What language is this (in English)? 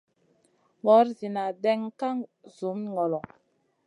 Masana